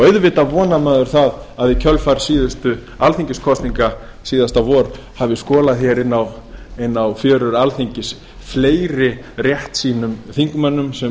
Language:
Icelandic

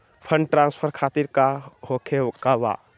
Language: Magahi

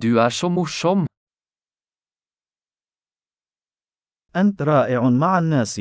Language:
Arabic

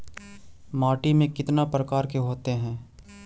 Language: Magahi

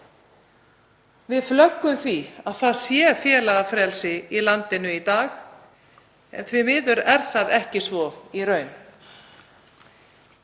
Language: Icelandic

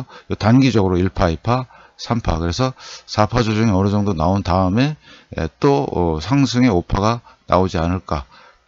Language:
Korean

